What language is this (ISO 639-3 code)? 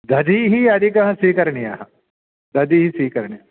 san